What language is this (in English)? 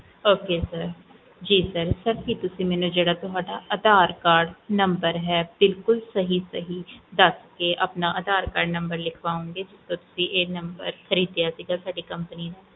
Punjabi